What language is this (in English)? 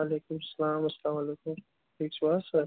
Kashmiri